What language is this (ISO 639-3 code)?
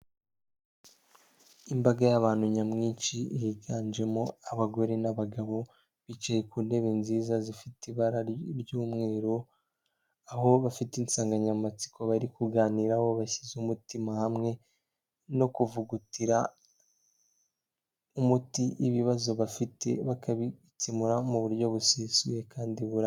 kin